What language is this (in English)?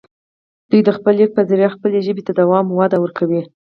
Pashto